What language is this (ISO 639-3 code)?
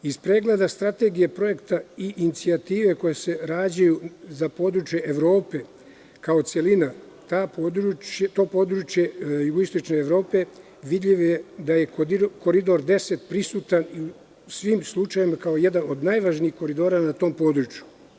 srp